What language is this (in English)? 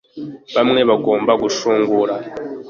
Kinyarwanda